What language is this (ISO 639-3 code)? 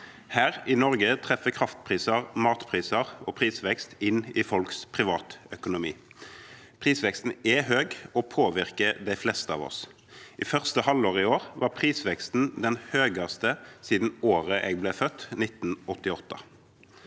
nor